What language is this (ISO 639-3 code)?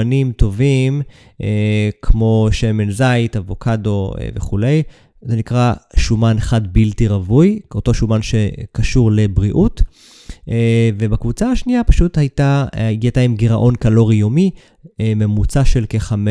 heb